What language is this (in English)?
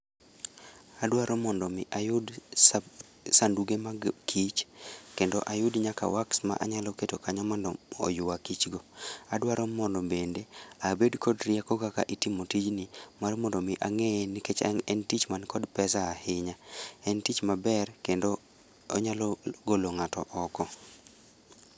Luo (Kenya and Tanzania)